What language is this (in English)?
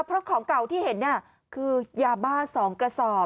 Thai